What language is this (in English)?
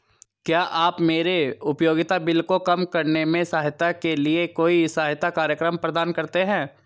Hindi